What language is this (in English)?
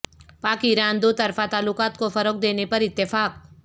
Urdu